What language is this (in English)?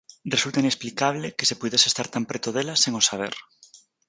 Galician